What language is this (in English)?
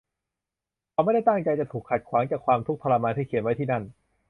Thai